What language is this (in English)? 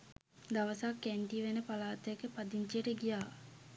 Sinhala